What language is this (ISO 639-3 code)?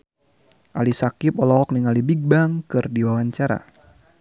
sun